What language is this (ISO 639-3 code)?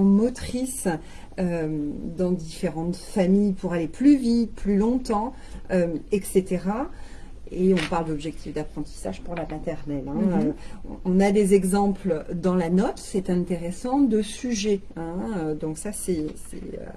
fra